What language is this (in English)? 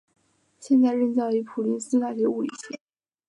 Chinese